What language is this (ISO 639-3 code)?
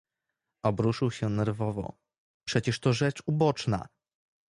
pol